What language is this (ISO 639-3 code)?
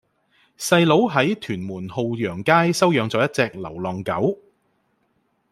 yue